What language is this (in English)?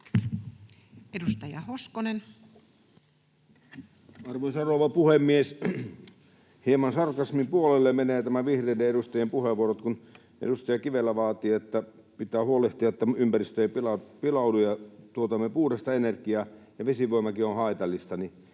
Finnish